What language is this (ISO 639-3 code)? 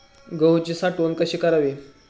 mar